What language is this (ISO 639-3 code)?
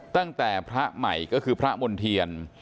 tha